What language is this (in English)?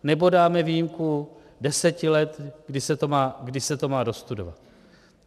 Czech